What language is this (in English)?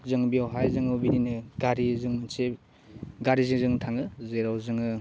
Bodo